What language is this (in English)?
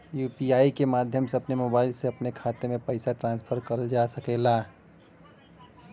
Bhojpuri